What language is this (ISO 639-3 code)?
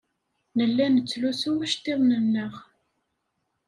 kab